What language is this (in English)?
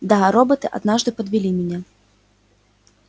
Russian